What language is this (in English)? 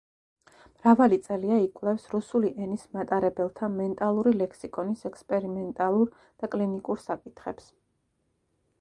Georgian